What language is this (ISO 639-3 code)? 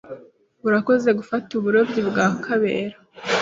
kin